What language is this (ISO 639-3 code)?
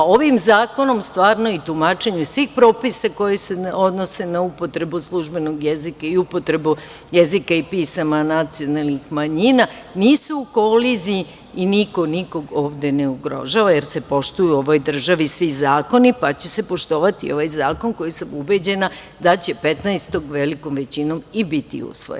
srp